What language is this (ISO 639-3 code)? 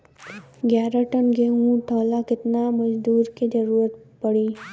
bho